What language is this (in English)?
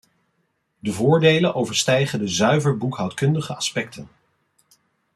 Dutch